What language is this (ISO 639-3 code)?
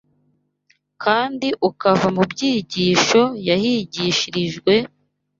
kin